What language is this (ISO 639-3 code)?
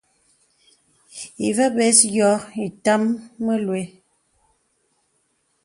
beb